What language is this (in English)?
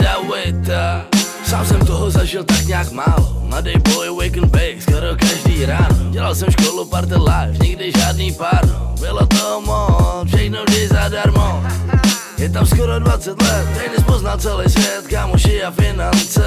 Polish